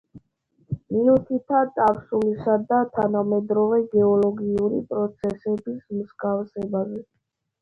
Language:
Georgian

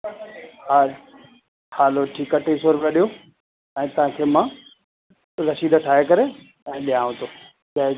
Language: Sindhi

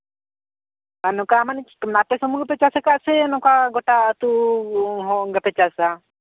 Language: Santali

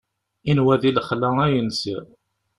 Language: Kabyle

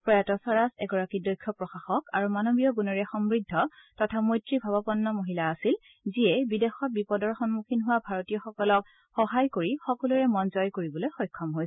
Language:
Assamese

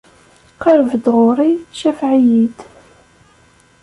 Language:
Kabyle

